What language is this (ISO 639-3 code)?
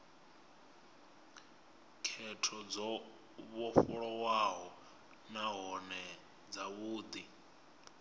ven